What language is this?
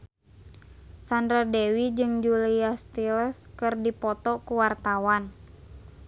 Sundanese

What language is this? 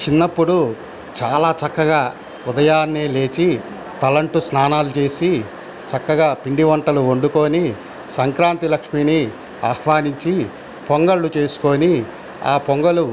Telugu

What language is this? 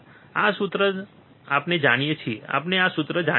Gujarati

